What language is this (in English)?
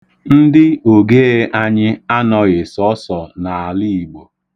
Igbo